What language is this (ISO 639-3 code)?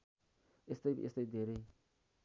nep